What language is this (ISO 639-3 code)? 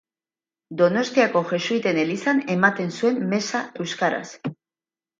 eus